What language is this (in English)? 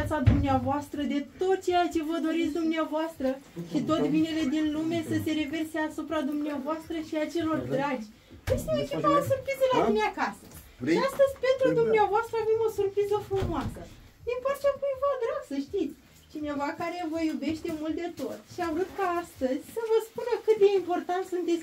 Romanian